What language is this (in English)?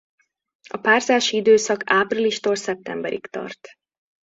Hungarian